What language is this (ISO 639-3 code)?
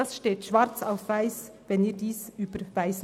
gsw